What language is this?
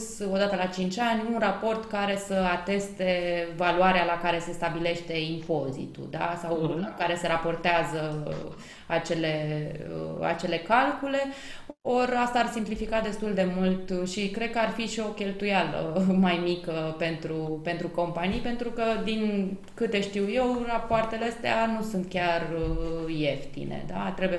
Romanian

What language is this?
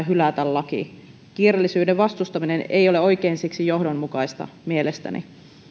Finnish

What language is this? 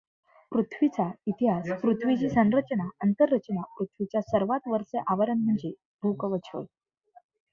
Marathi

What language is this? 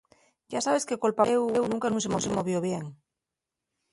Asturian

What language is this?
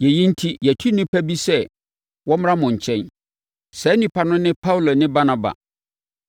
Akan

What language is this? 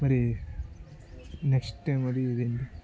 Telugu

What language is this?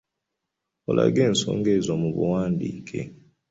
Ganda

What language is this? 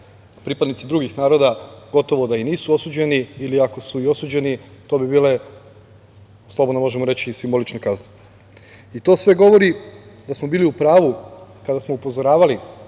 Serbian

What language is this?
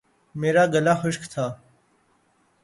Urdu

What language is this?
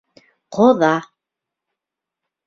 Bashkir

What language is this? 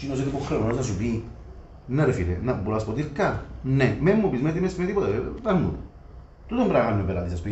Greek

